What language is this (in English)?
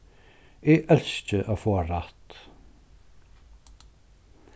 Faroese